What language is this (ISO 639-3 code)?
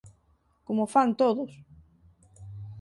glg